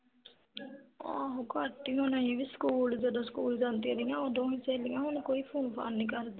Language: Punjabi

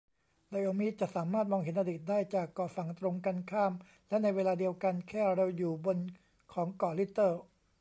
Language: Thai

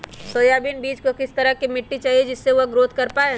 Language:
Magahi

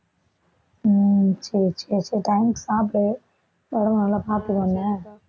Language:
Tamil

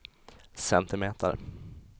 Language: Swedish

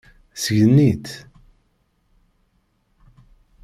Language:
Kabyle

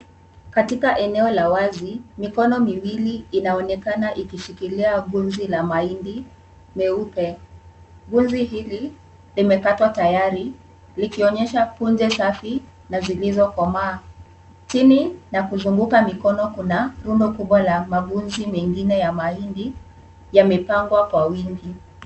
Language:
Swahili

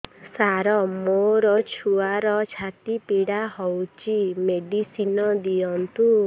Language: Odia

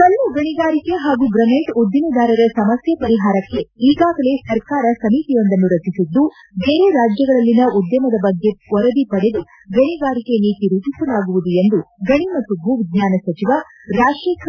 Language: Kannada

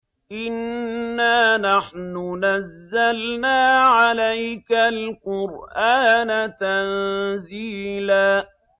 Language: Arabic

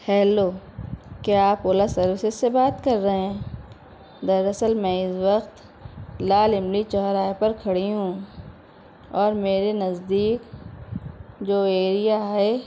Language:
Urdu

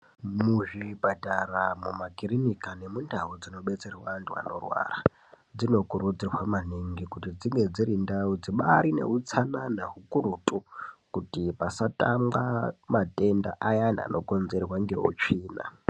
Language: Ndau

